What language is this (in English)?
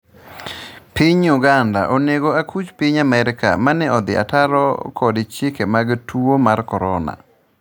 Luo (Kenya and Tanzania)